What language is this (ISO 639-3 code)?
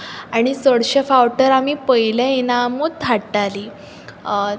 kok